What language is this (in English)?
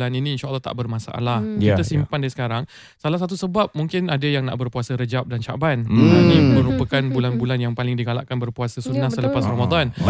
Malay